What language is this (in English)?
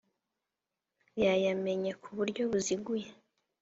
Kinyarwanda